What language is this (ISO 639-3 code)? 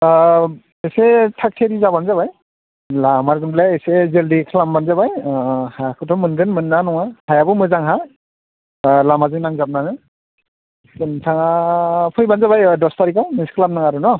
brx